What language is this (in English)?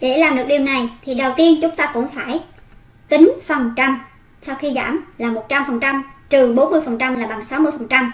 Vietnamese